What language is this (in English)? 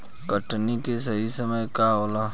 Bhojpuri